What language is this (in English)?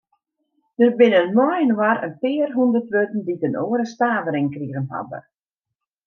Western Frisian